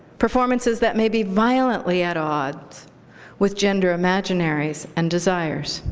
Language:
English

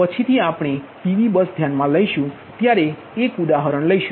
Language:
Gujarati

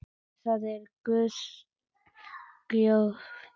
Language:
Icelandic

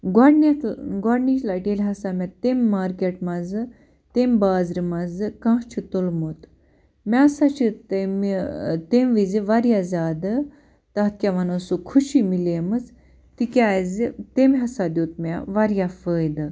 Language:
Kashmiri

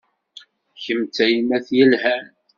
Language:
Kabyle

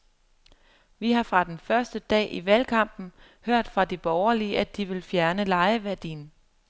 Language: Danish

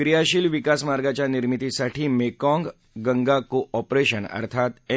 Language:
Marathi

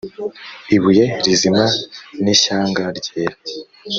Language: Kinyarwanda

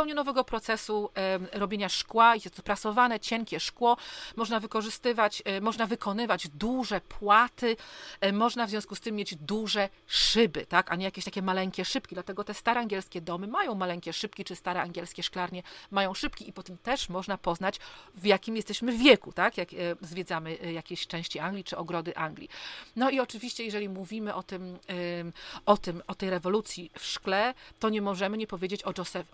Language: Polish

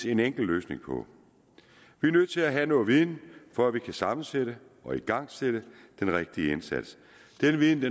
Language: Danish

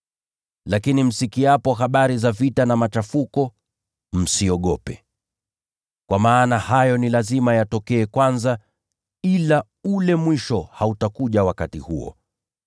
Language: Swahili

